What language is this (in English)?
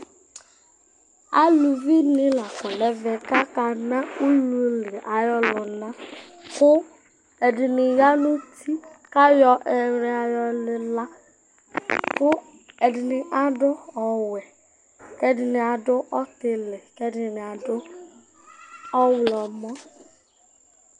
Ikposo